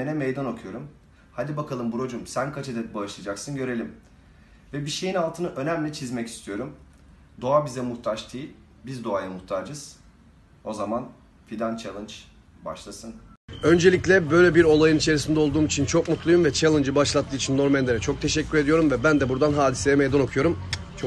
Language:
Turkish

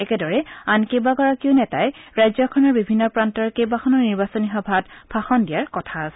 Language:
Assamese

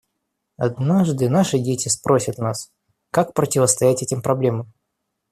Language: Russian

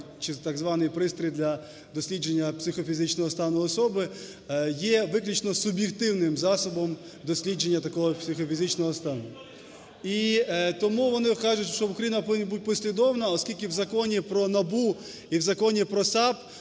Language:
Ukrainian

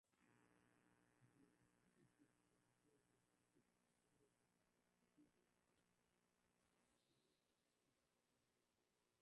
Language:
Swahili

